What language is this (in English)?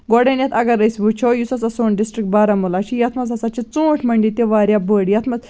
Kashmiri